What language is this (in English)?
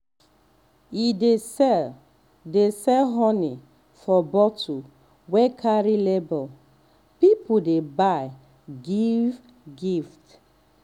Nigerian Pidgin